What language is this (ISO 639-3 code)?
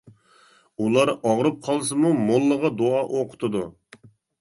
uig